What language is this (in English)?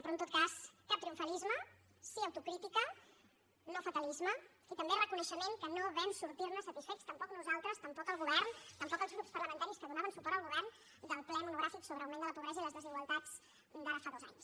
Catalan